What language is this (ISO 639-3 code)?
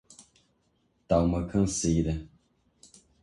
por